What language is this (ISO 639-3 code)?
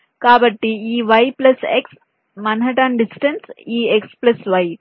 tel